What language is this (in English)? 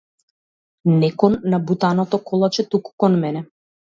Macedonian